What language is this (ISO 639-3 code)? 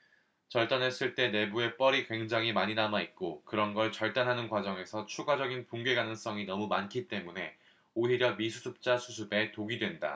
kor